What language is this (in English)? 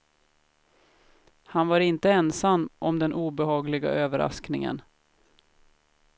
Swedish